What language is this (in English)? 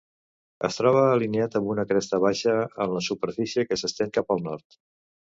Catalan